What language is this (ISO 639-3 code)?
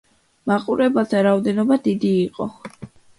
kat